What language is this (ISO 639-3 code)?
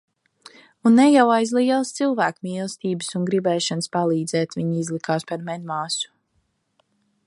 lav